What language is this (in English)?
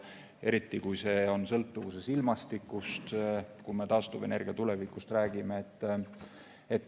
Estonian